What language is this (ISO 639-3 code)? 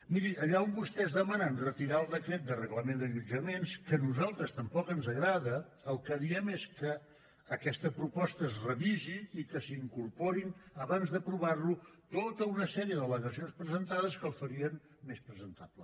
cat